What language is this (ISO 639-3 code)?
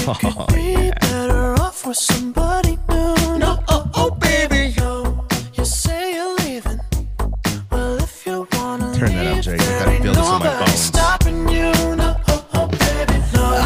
eng